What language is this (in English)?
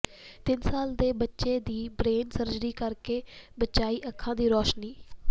Punjabi